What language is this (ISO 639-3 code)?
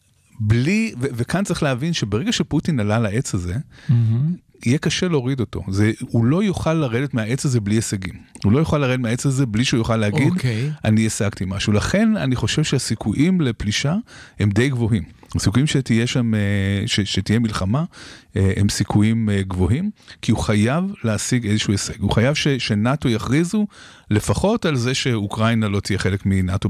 heb